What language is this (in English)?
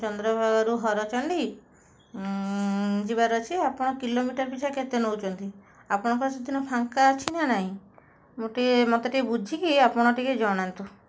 Odia